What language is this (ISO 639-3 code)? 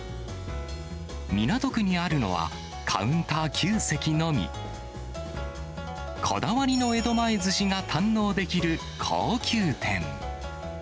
jpn